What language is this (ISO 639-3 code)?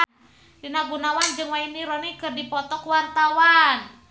sun